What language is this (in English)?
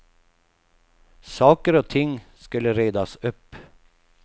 Swedish